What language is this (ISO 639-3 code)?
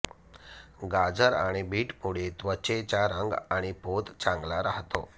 mar